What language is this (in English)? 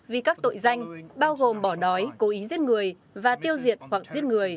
Vietnamese